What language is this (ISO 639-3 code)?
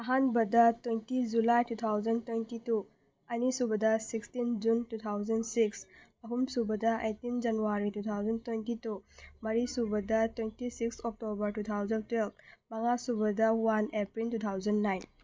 mni